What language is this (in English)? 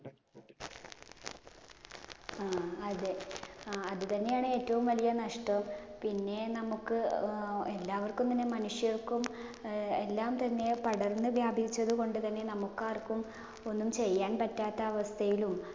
Malayalam